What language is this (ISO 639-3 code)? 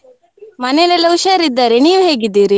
kan